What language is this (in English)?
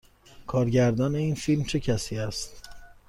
Persian